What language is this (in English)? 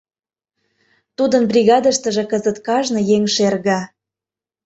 Mari